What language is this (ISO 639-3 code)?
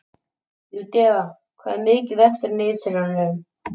isl